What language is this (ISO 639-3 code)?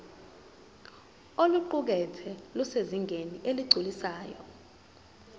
zul